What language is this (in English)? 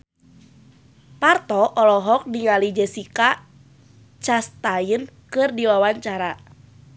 Sundanese